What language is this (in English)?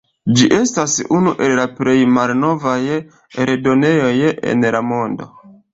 Esperanto